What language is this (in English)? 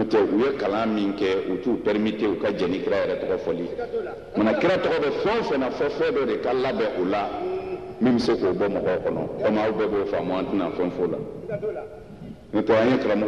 Indonesian